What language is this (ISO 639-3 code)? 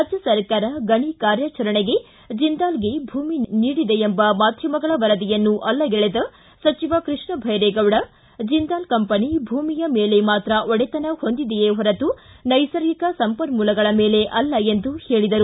kan